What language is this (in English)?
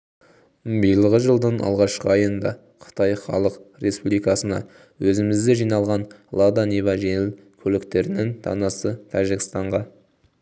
Kazakh